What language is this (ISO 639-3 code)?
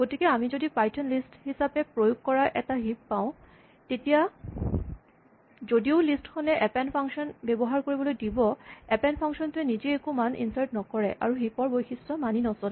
asm